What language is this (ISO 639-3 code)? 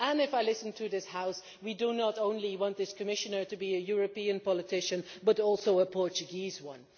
eng